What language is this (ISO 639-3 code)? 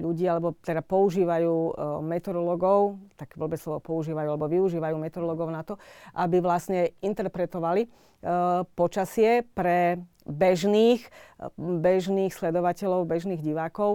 slk